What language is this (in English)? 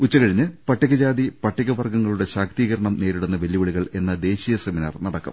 Malayalam